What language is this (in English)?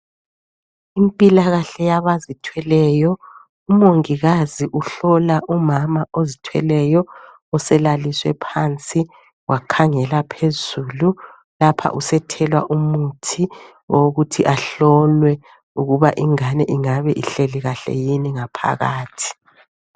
North Ndebele